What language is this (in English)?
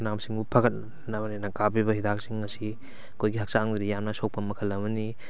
Manipuri